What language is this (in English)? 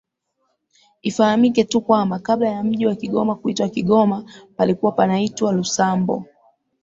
Swahili